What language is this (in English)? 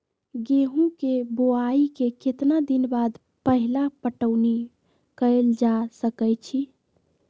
Magahi